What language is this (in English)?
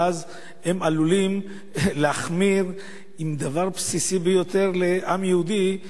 Hebrew